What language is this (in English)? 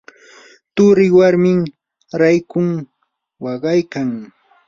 Yanahuanca Pasco Quechua